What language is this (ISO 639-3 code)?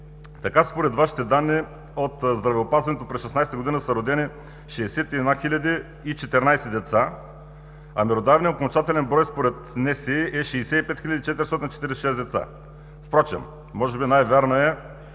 bul